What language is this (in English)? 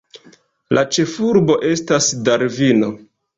Esperanto